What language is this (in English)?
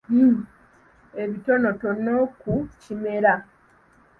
Ganda